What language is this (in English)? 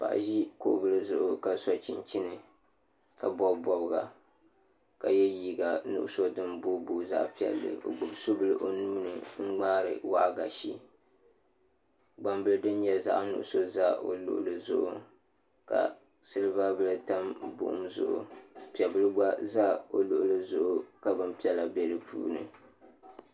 Dagbani